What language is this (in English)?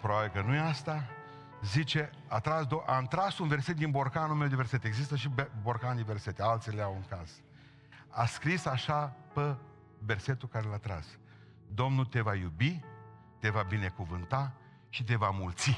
Romanian